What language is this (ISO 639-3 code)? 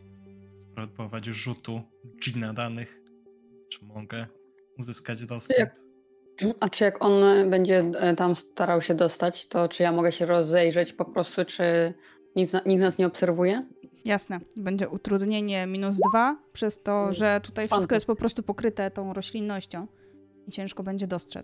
pol